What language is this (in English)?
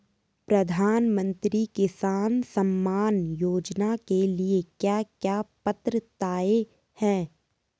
Hindi